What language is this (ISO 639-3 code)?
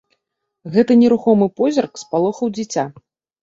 bel